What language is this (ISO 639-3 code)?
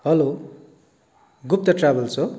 nep